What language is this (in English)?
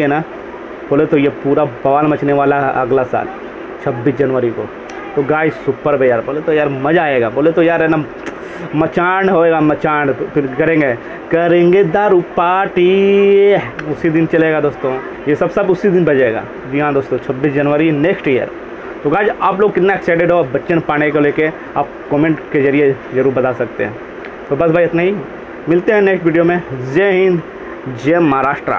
Hindi